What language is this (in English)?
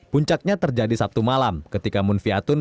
Indonesian